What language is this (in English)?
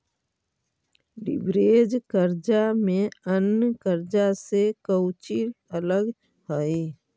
Magahi